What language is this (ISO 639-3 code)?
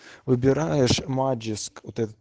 rus